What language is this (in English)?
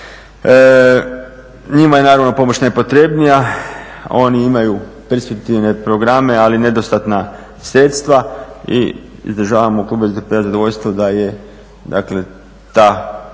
Croatian